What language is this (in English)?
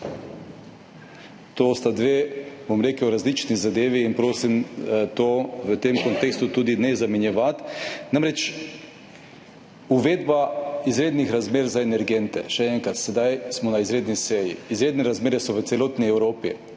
Slovenian